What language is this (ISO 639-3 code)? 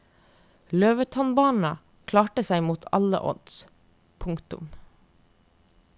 nor